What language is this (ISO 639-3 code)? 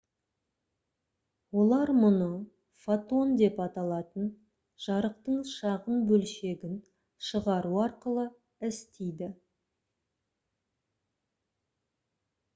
kaz